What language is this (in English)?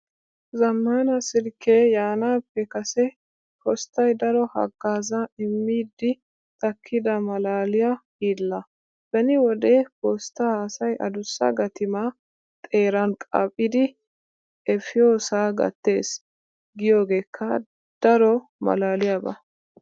Wolaytta